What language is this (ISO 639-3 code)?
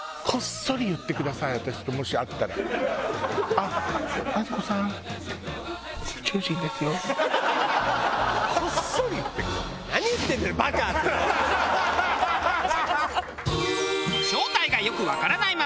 jpn